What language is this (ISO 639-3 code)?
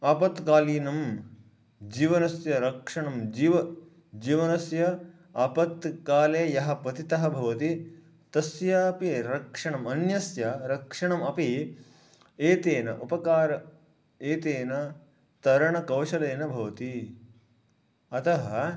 san